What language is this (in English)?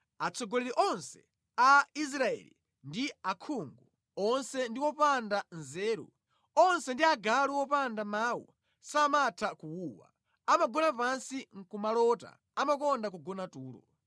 Nyanja